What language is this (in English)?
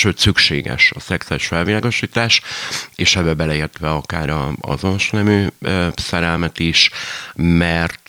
Hungarian